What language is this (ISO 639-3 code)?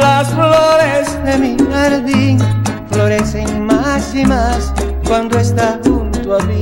spa